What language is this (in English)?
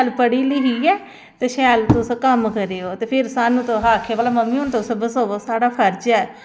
Dogri